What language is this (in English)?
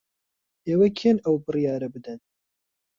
Central Kurdish